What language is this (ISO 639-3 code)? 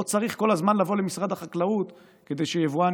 heb